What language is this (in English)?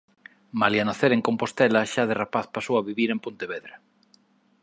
Galician